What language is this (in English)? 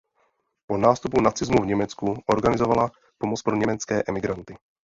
Czech